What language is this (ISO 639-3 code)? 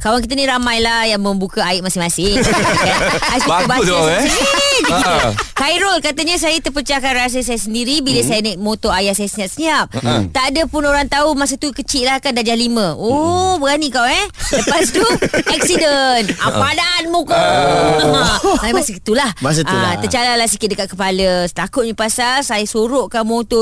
msa